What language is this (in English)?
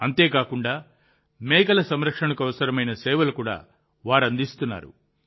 Telugu